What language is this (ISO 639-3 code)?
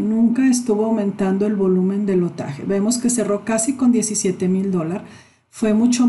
spa